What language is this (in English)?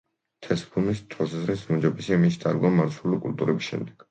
Georgian